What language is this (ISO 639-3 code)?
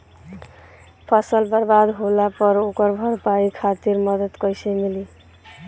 bho